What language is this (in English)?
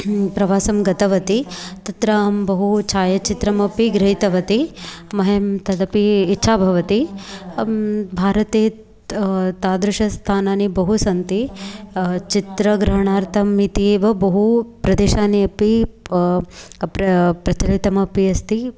Sanskrit